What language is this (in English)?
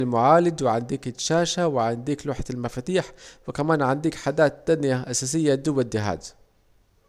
Saidi Arabic